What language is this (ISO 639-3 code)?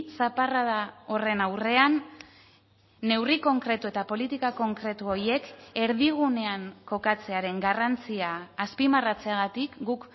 eus